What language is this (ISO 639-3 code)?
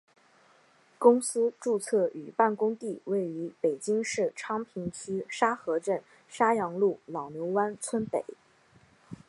zho